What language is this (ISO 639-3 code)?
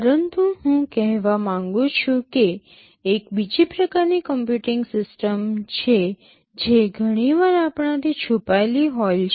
guj